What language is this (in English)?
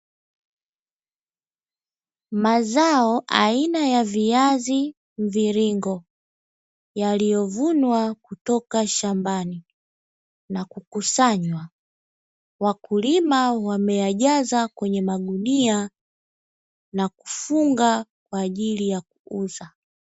Swahili